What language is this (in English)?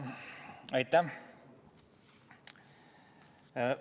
Estonian